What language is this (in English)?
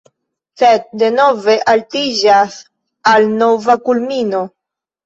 Esperanto